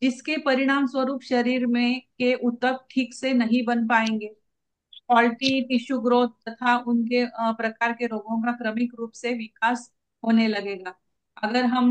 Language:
Hindi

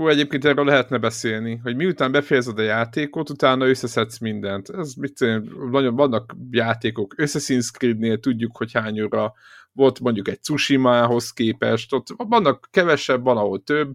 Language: Hungarian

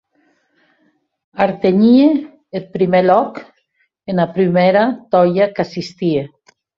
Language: Occitan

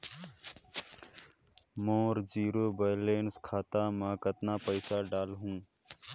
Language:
Chhattisgarhi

